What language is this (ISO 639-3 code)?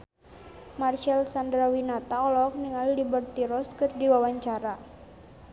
sun